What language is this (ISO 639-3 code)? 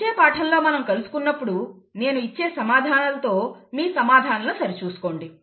tel